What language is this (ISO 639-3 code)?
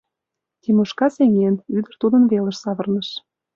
chm